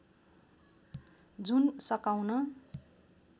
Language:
Nepali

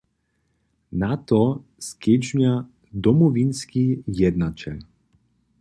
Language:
Upper Sorbian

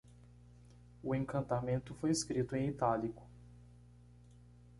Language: Portuguese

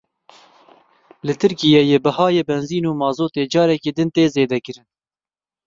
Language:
Kurdish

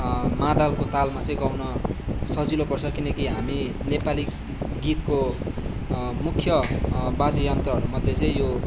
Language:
Nepali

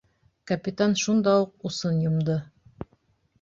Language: Bashkir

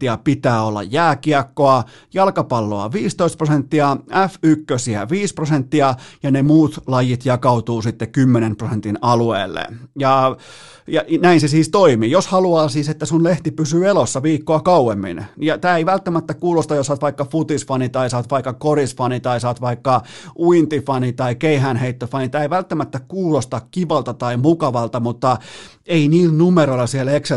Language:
Finnish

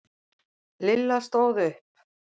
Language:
Icelandic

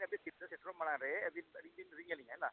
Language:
Santali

